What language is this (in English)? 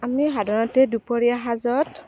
Assamese